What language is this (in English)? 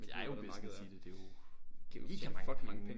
Danish